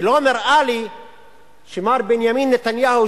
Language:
Hebrew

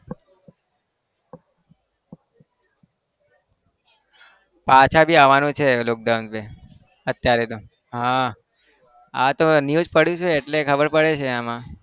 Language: Gujarati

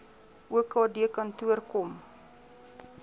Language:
Afrikaans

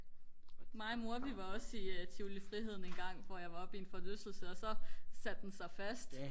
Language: Danish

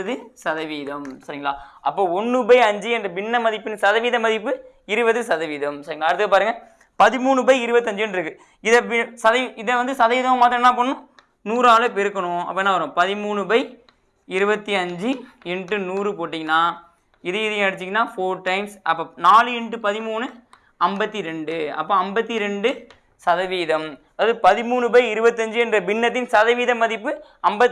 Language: Tamil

